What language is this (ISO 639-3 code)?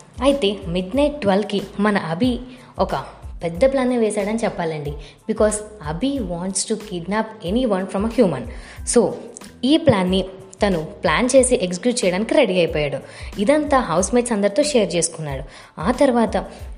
tel